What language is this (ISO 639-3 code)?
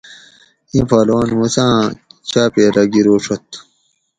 gwc